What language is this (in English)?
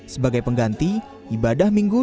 Indonesian